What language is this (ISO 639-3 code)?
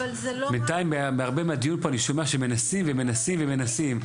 heb